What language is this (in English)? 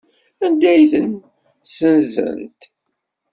Kabyle